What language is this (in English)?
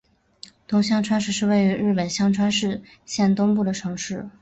Chinese